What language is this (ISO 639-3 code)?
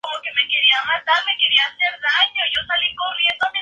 spa